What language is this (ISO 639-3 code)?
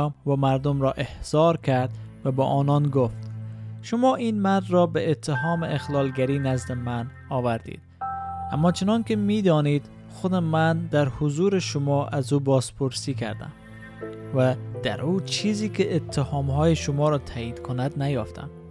fas